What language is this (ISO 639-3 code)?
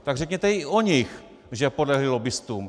ces